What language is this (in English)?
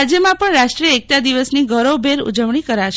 Gujarati